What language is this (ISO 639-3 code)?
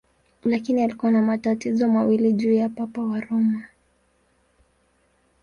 swa